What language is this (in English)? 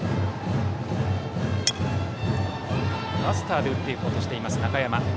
Japanese